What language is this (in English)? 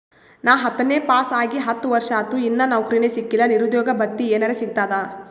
Kannada